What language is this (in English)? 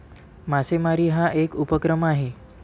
Marathi